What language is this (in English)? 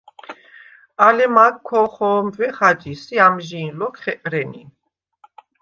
Svan